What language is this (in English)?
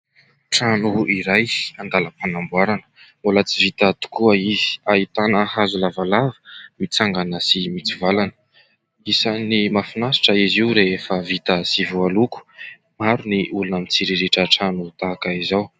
Malagasy